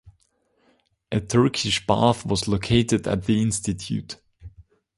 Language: English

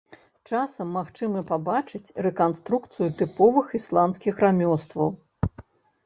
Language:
Belarusian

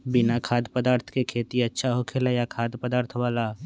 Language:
Magahi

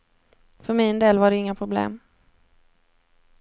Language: Swedish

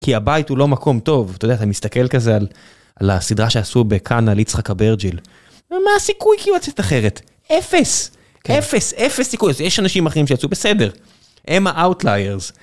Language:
Hebrew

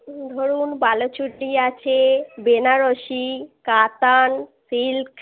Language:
Bangla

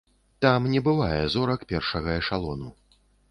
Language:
Belarusian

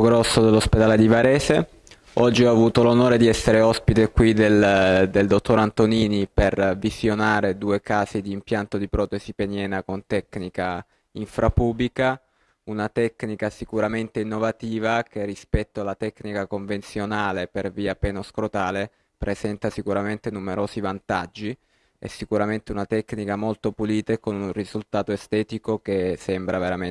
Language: Italian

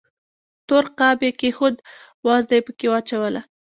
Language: Pashto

